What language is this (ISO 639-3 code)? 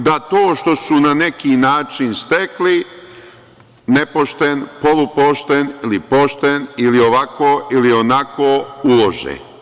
srp